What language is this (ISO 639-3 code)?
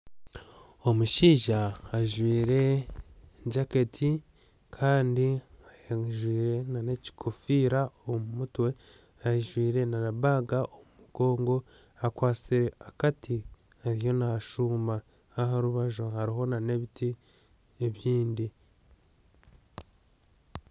nyn